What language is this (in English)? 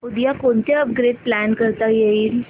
Marathi